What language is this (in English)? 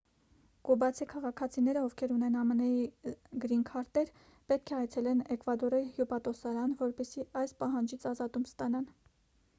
Armenian